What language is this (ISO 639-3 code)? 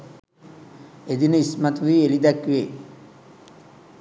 sin